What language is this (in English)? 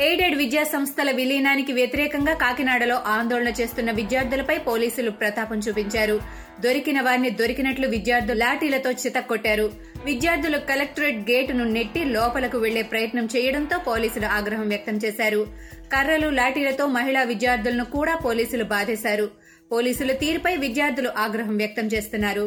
Telugu